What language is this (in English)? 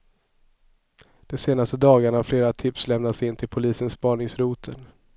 Swedish